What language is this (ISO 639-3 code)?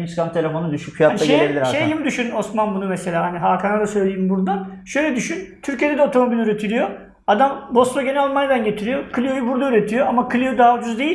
tur